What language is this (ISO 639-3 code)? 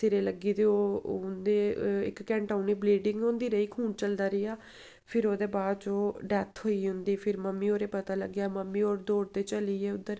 doi